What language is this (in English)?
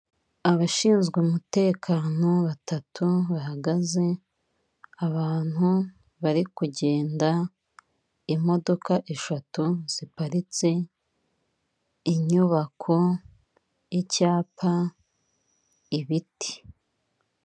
Kinyarwanda